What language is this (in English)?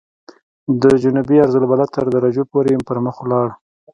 Pashto